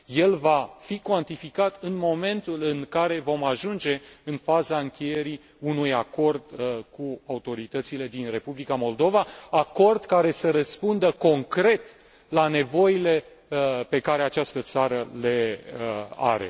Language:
Romanian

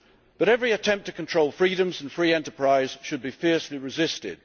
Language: English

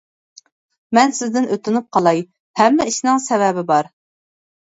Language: Uyghur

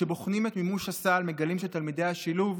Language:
Hebrew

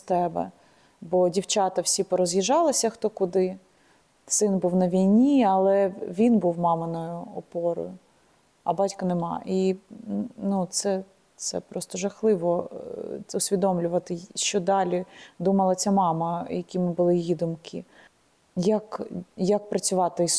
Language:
Ukrainian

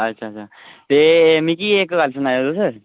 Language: Dogri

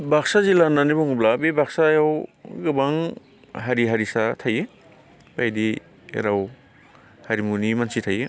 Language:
Bodo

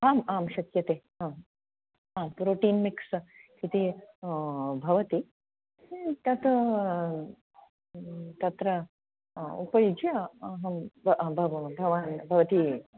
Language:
Sanskrit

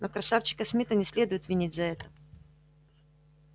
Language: Russian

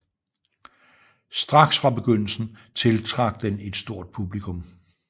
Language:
Danish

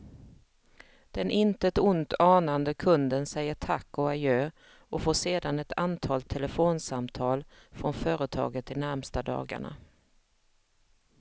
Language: Swedish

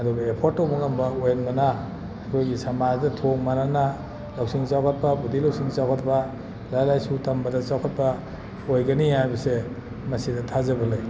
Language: Manipuri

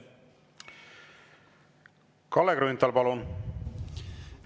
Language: Estonian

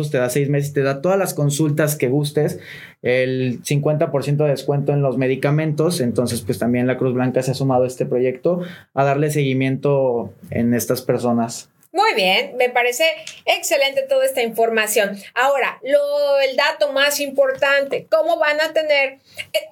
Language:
Spanish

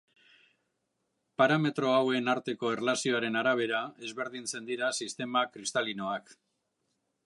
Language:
Basque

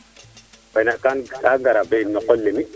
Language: Serer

